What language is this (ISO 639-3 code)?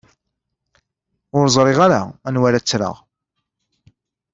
kab